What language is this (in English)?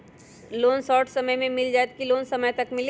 Magahi